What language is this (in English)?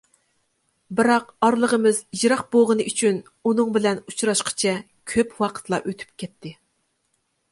Uyghur